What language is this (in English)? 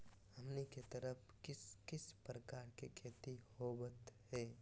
Magahi